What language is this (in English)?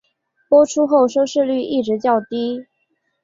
Chinese